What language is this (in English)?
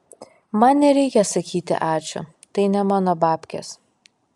Lithuanian